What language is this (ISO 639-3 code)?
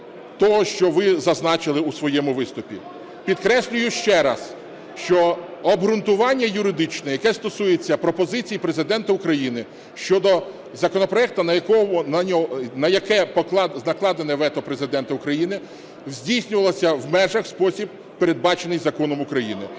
ukr